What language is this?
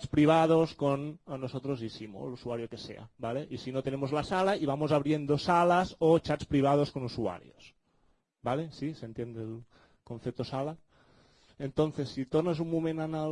Spanish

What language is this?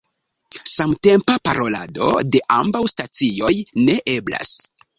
Esperanto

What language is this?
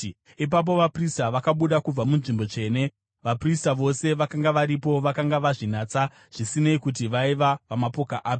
Shona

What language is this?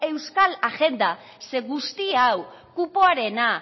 Basque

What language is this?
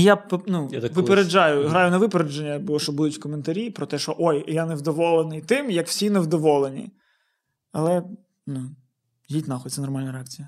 Ukrainian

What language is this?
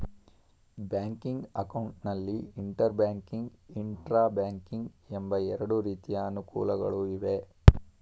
Kannada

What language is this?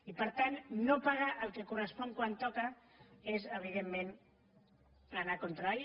Catalan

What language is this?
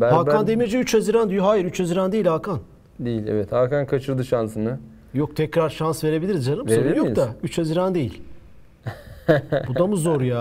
Turkish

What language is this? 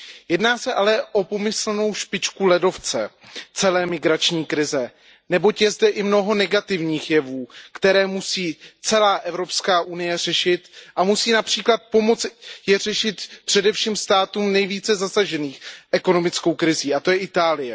Czech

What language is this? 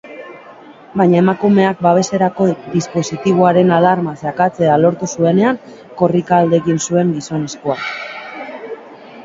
Basque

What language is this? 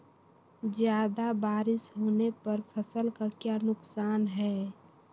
Magahi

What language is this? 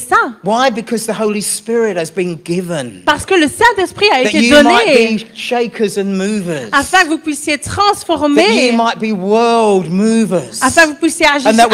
French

